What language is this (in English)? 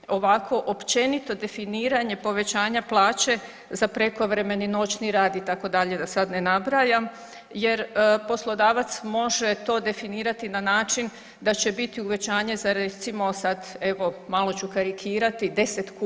Croatian